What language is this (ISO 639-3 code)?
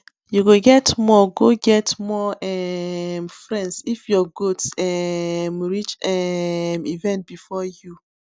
pcm